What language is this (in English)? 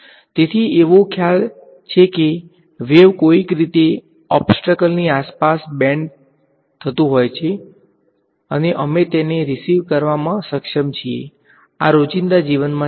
Gujarati